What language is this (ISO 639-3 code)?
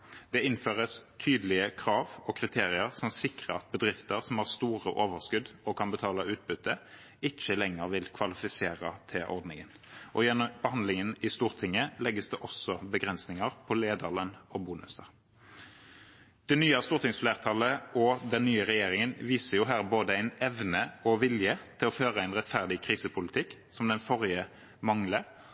nob